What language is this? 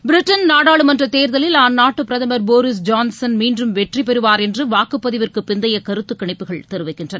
Tamil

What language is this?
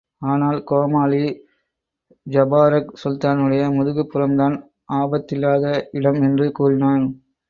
Tamil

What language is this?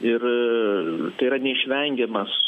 Lithuanian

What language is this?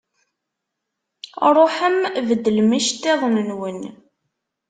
Kabyle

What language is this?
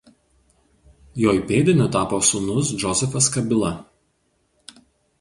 Lithuanian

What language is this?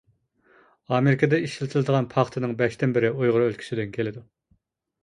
Uyghur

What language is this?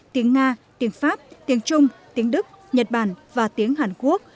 Vietnamese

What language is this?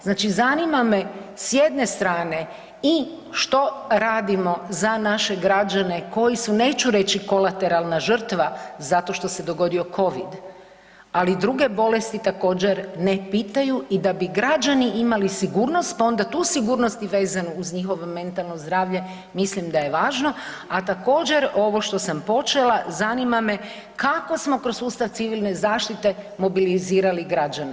Croatian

